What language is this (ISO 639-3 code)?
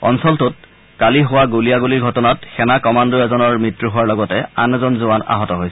asm